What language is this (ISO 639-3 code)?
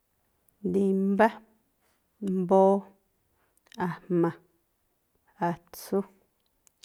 tpl